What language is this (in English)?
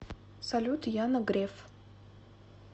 Russian